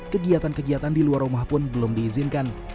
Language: Indonesian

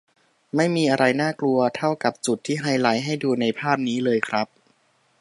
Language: Thai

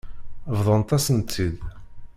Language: Kabyle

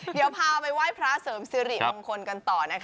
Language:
Thai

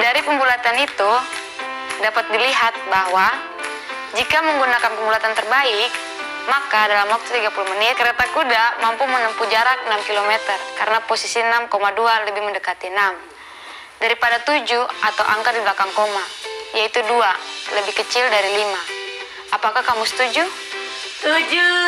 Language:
Indonesian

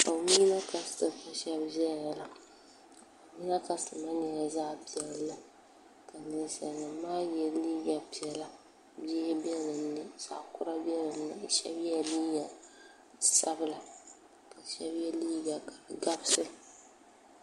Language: Dagbani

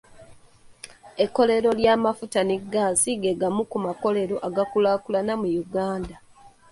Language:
Ganda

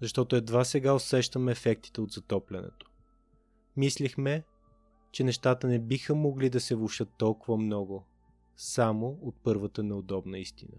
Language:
Bulgarian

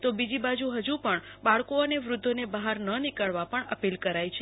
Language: Gujarati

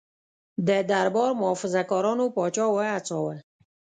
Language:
Pashto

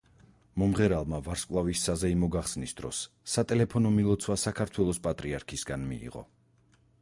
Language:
Georgian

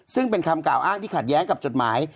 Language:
Thai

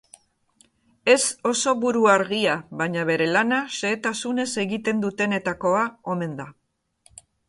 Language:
Basque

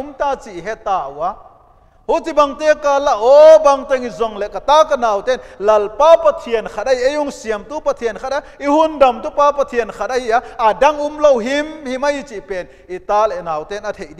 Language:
Dutch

